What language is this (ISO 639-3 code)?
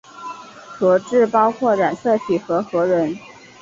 zho